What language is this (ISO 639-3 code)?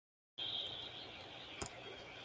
eng